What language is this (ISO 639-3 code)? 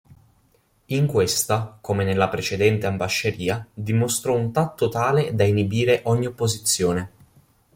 ita